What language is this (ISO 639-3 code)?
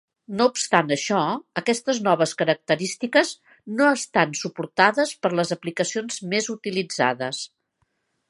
cat